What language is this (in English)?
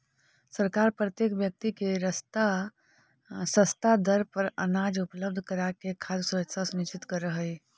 Magahi